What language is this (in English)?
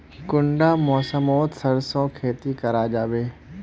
Magahi